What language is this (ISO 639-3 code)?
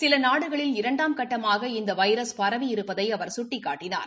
tam